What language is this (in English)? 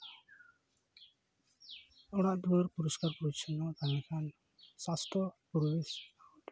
Santali